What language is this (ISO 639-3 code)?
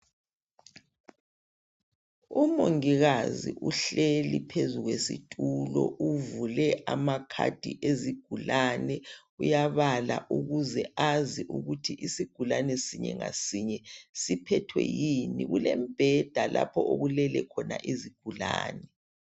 nde